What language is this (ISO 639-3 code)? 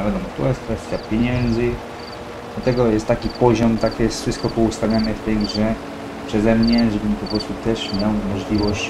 pol